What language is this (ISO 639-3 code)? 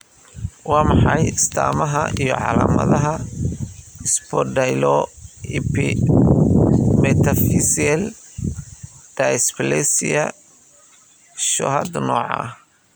som